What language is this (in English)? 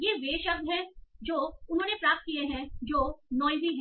Hindi